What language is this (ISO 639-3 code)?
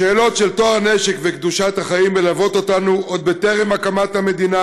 heb